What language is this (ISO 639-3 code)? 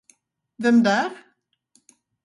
swe